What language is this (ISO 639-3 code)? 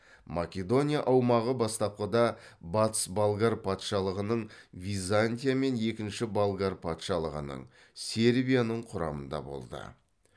kaz